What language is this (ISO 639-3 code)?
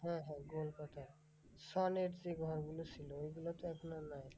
ben